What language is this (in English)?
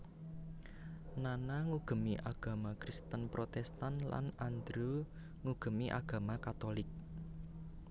Javanese